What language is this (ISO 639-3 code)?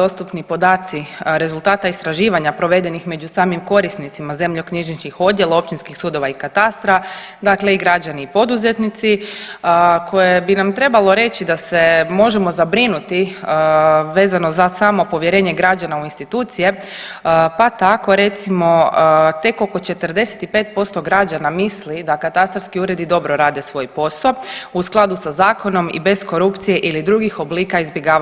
hrv